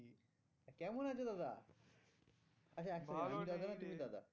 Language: Bangla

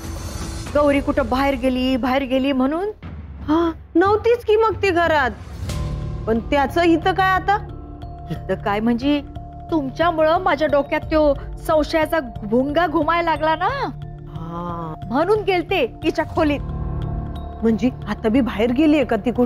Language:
Marathi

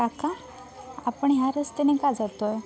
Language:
Marathi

